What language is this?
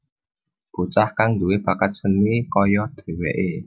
Javanese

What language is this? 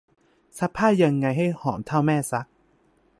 Thai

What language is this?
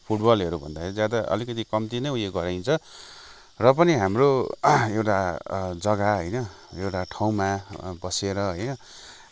Nepali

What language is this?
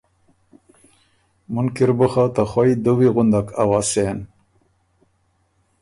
Ormuri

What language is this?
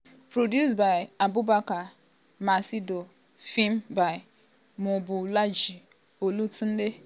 Nigerian Pidgin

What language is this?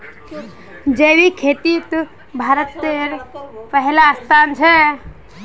Magahi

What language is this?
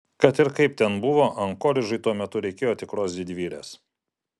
Lithuanian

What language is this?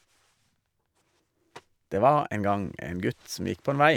Norwegian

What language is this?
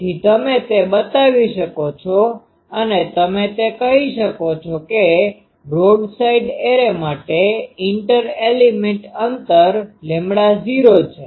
Gujarati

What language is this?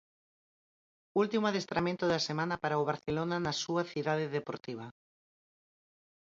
Galician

